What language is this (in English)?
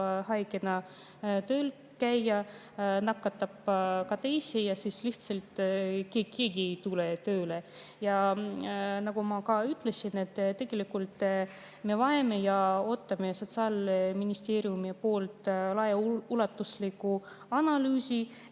Estonian